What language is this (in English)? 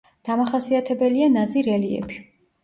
Georgian